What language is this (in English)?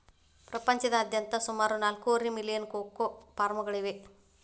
Kannada